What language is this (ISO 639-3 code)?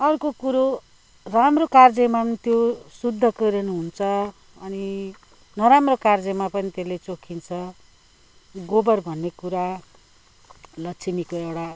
nep